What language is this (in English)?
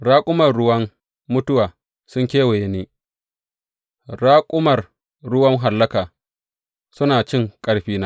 Hausa